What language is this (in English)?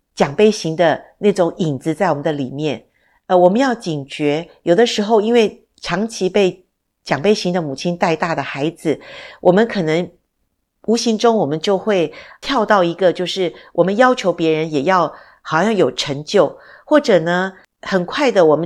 Chinese